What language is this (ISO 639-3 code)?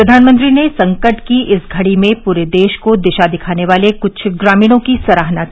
hin